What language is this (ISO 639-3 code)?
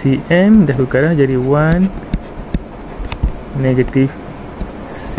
msa